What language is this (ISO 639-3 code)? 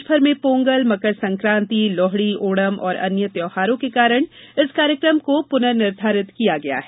hin